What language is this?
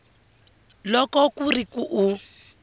Tsonga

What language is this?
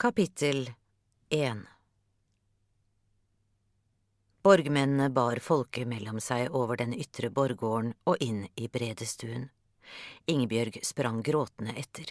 Swedish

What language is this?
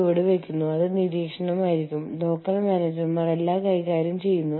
Malayalam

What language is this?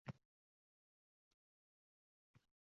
Uzbek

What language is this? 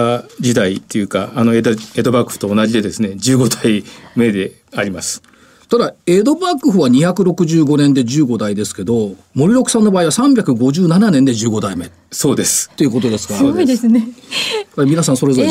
Japanese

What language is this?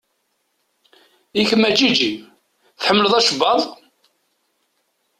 Kabyle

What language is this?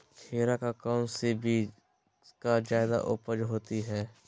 Magahi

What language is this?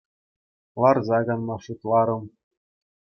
Chuvash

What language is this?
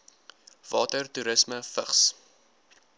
Afrikaans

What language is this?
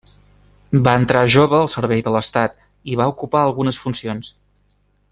Catalan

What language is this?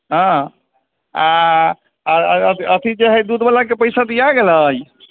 Maithili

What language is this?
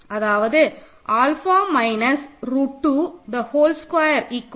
Tamil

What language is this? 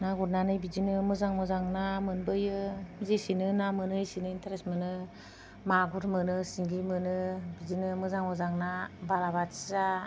Bodo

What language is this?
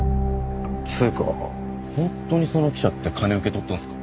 Japanese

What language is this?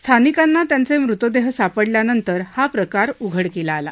Marathi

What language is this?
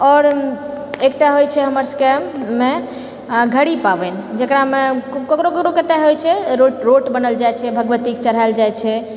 Maithili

